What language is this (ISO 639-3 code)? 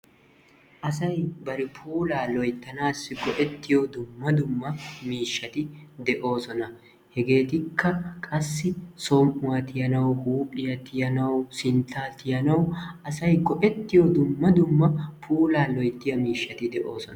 wal